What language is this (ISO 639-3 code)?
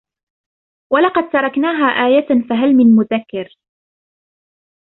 ara